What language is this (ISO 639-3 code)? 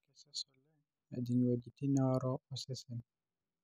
mas